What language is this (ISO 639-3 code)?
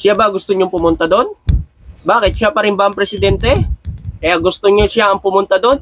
fil